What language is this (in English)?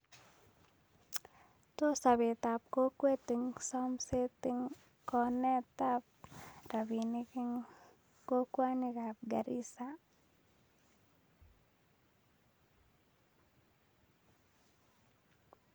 Kalenjin